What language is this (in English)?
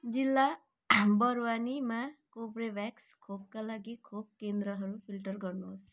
Nepali